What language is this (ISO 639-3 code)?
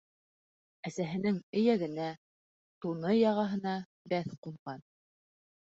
bak